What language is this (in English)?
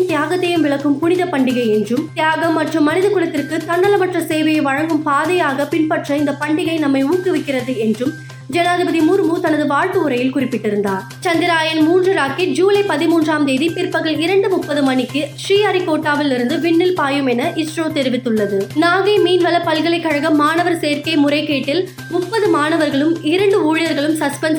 Tamil